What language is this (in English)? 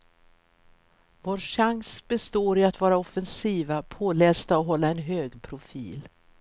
Swedish